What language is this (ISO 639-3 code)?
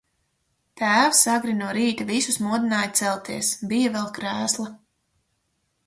lav